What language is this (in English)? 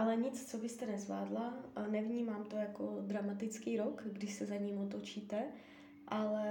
Czech